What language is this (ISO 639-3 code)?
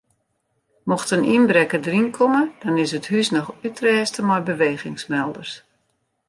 fry